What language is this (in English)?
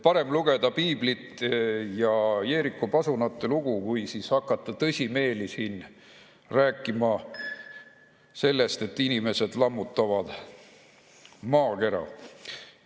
Estonian